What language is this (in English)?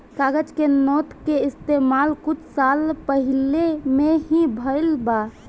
Bhojpuri